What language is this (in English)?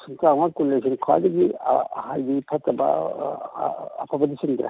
Manipuri